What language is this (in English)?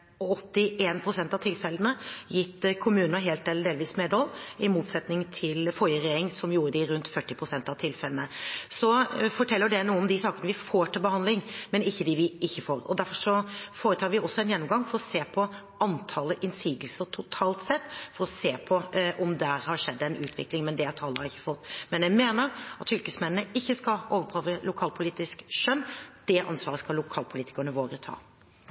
Norwegian Bokmål